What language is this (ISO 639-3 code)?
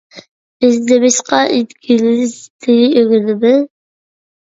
uig